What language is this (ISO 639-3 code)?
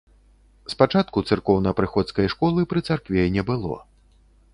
bel